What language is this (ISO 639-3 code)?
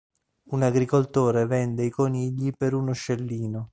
ita